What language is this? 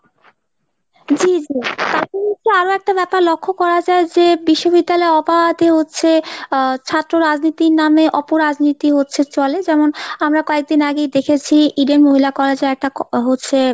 Bangla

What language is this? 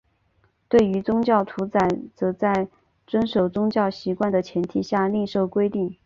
Chinese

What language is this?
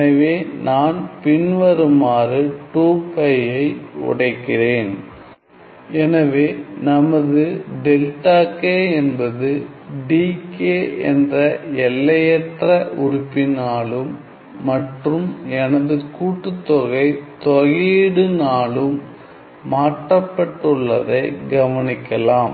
Tamil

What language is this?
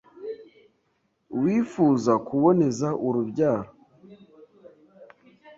Kinyarwanda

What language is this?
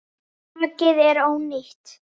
Icelandic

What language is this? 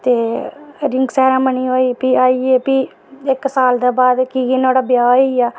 Dogri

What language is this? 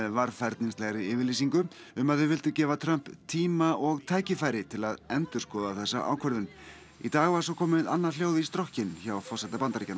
Icelandic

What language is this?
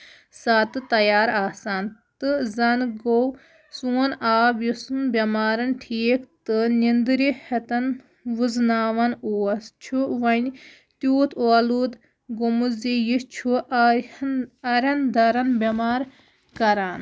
Kashmiri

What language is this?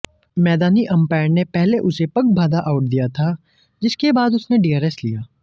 Hindi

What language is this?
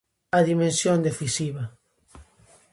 Galician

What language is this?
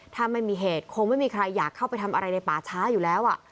Thai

